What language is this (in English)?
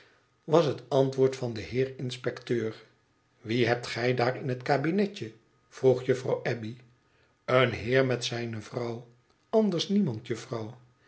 Dutch